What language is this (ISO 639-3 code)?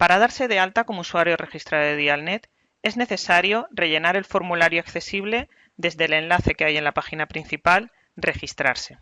spa